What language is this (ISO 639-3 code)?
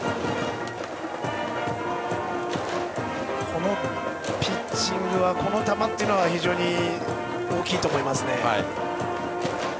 jpn